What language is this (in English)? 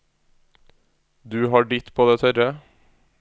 Norwegian